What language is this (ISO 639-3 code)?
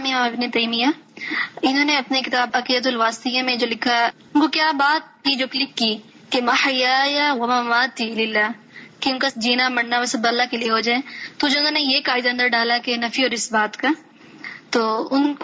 urd